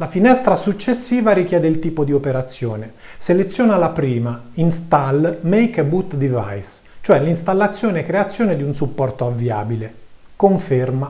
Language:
Italian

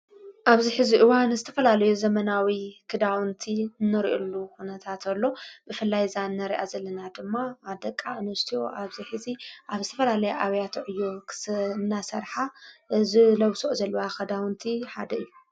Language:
Tigrinya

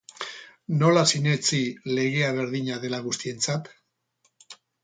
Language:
Basque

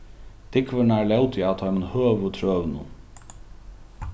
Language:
Faroese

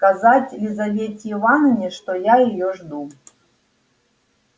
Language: Russian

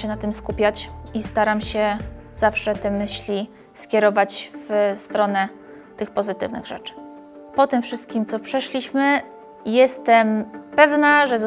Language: Polish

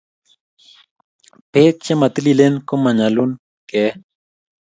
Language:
Kalenjin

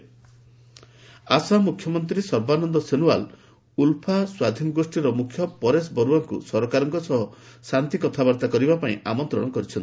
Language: Odia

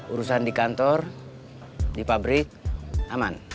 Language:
Indonesian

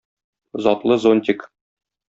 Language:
Tatar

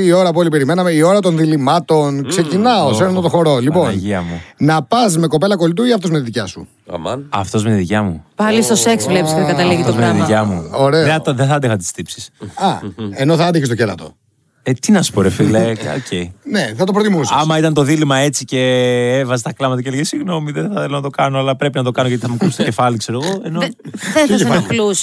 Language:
Greek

